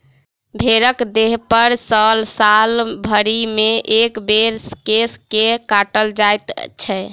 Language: Maithili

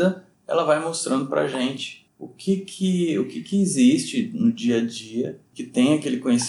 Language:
Portuguese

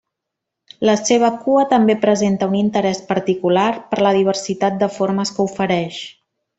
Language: Catalan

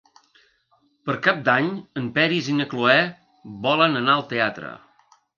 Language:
Catalan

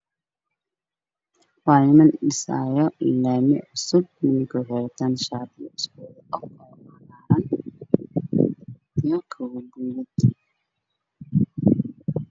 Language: Somali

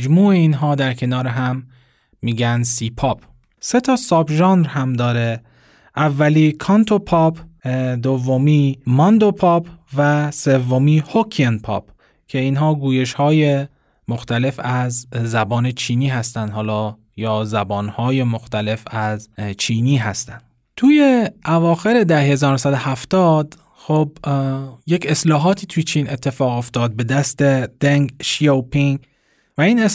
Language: Persian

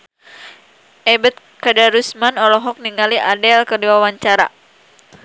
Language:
Sundanese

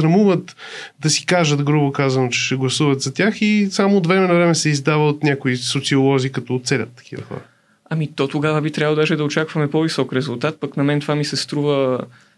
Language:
Bulgarian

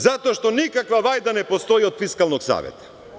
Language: Serbian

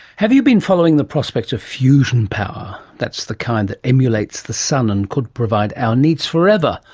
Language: English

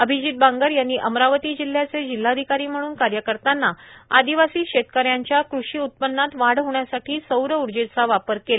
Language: Marathi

